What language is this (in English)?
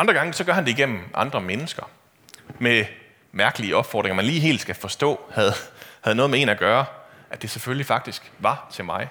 Danish